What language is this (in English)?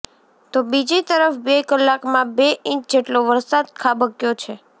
Gujarati